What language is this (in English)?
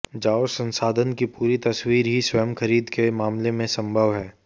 Hindi